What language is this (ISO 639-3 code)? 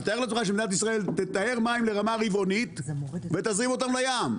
heb